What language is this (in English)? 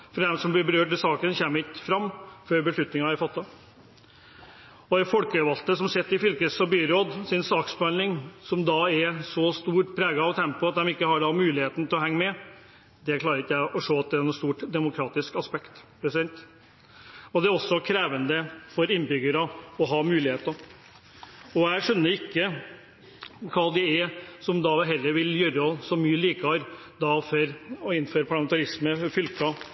Norwegian Bokmål